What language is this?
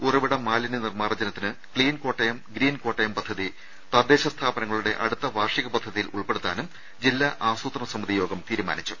Malayalam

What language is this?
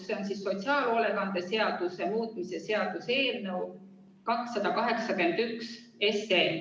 Estonian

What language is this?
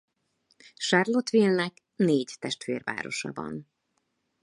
Hungarian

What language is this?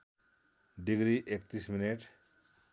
Nepali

